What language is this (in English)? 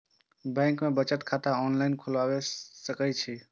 Maithili